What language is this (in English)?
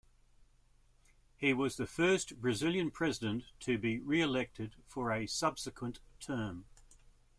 English